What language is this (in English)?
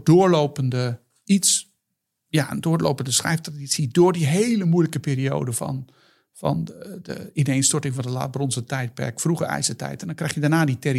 Dutch